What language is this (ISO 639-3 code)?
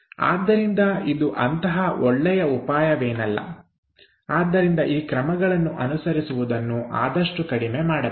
kan